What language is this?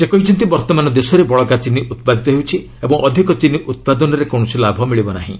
Odia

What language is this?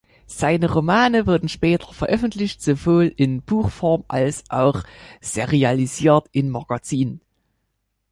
German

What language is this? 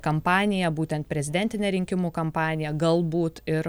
Lithuanian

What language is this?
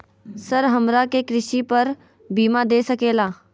Magahi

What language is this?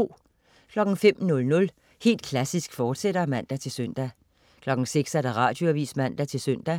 Danish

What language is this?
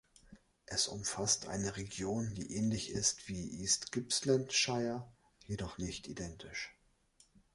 German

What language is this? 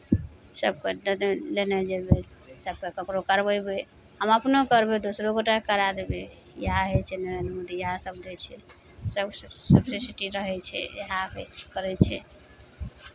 Maithili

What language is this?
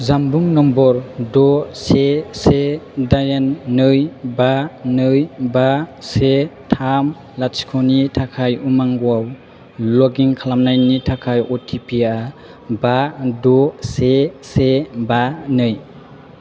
Bodo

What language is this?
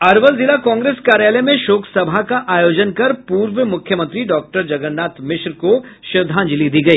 Hindi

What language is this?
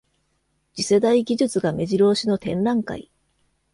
Japanese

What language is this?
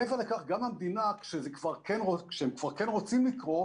Hebrew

